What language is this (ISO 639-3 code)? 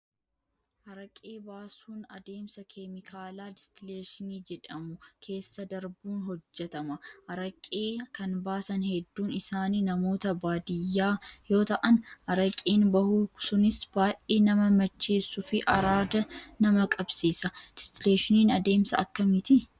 orm